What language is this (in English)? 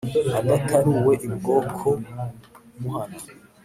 Kinyarwanda